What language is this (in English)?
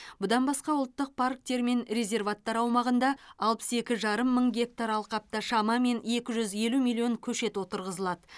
Kazakh